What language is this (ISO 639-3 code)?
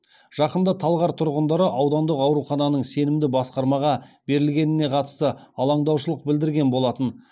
kaz